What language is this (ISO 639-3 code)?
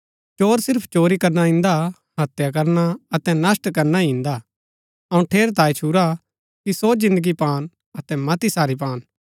gbk